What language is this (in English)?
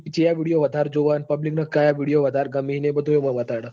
Gujarati